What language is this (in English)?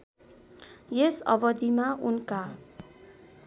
Nepali